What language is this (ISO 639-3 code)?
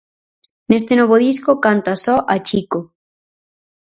glg